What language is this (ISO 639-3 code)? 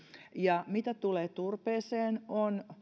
fin